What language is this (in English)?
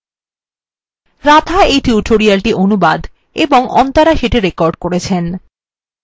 Bangla